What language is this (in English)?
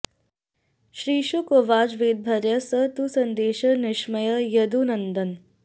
Sanskrit